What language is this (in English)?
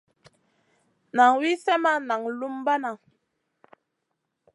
Masana